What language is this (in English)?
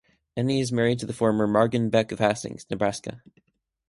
English